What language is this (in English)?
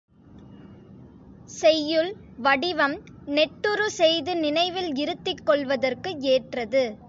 Tamil